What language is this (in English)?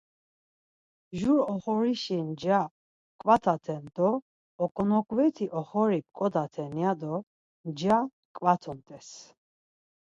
Laz